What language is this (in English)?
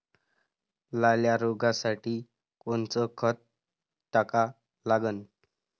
Marathi